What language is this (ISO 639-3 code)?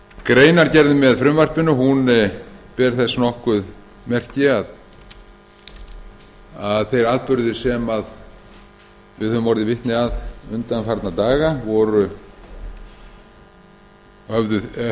isl